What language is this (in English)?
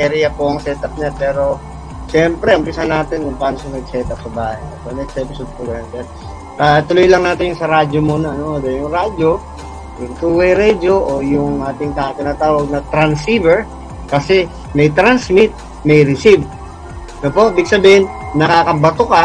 Filipino